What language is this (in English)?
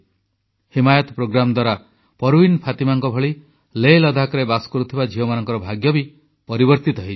Odia